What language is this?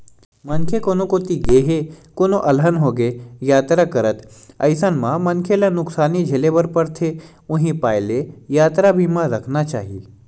Chhattisgarhi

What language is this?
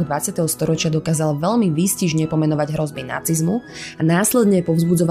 Slovak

